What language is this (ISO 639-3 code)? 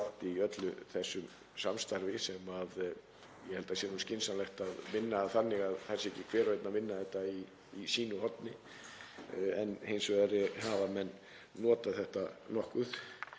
isl